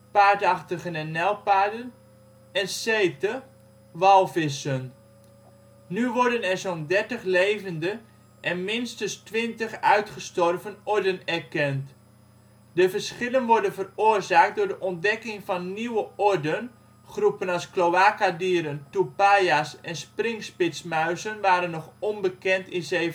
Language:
Dutch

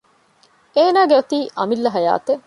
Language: Divehi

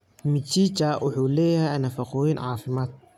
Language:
Somali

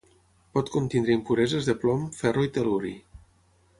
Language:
Catalan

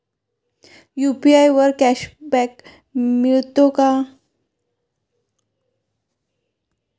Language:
Marathi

